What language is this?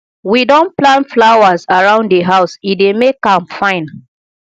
Nigerian Pidgin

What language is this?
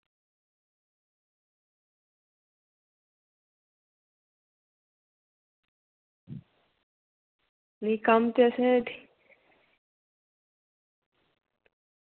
Dogri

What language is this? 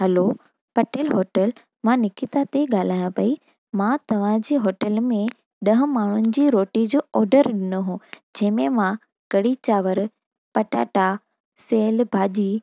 Sindhi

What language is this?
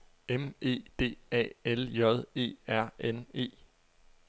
Danish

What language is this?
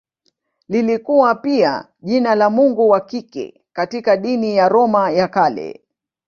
Swahili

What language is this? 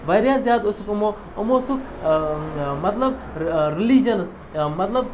Kashmiri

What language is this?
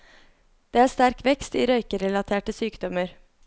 Norwegian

